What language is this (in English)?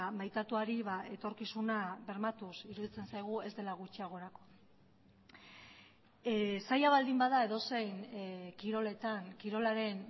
Basque